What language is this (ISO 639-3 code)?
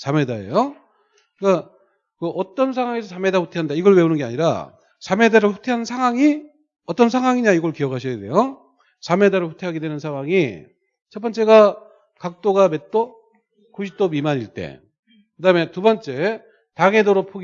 kor